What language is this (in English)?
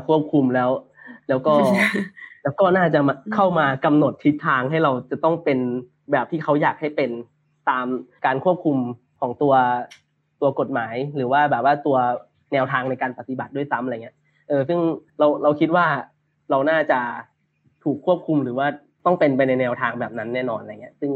Thai